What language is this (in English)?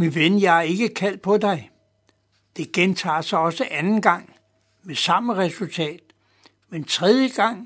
Danish